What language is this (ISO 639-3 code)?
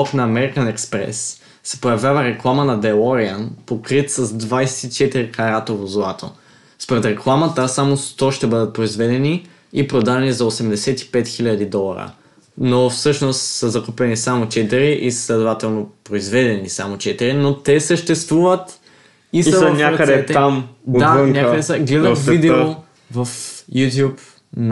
bul